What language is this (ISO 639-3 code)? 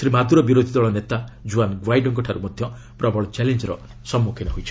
ori